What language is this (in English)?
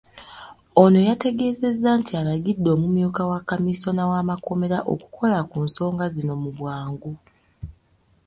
Ganda